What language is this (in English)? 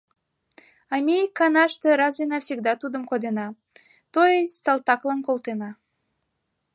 Mari